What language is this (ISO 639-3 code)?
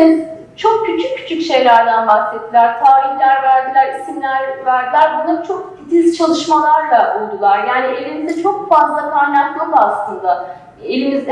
tur